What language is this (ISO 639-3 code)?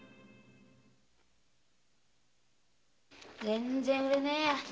jpn